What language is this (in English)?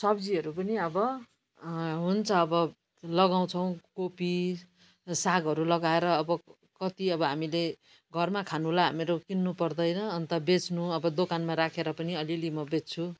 Nepali